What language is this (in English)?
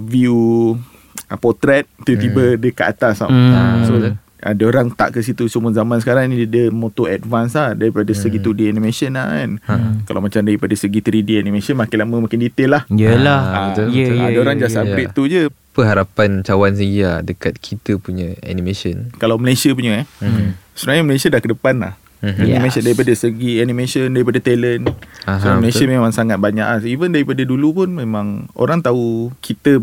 Malay